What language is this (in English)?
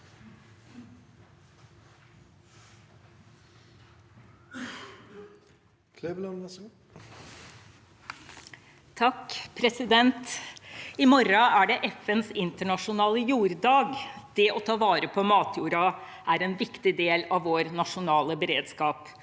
Norwegian